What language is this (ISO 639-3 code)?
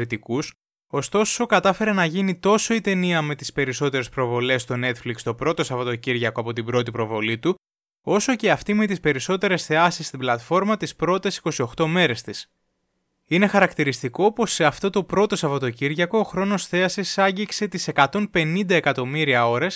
ell